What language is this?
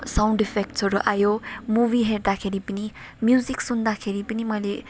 Nepali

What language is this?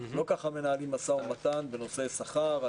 Hebrew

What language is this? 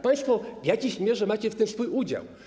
Polish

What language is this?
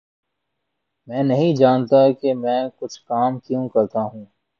Urdu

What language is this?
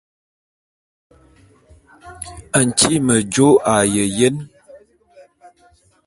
Bulu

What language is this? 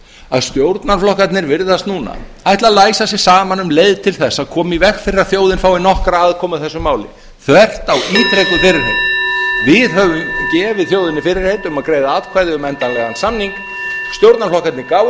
Icelandic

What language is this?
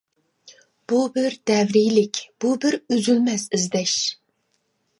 Uyghur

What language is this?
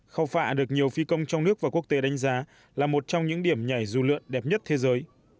Vietnamese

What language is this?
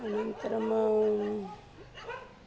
Sanskrit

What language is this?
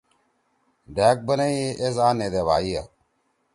Torwali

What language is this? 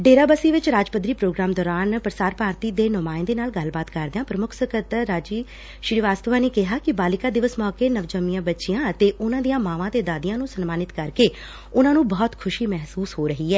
Punjabi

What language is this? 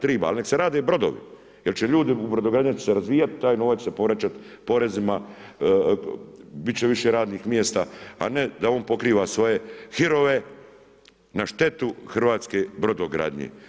Croatian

